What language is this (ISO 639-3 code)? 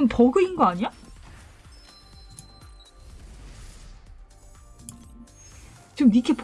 kor